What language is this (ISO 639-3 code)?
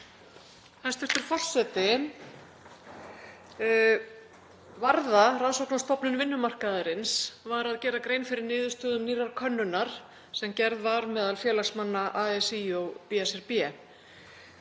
isl